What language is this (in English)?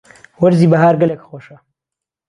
Central Kurdish